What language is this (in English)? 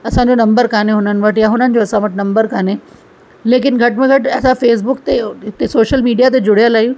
Sindhi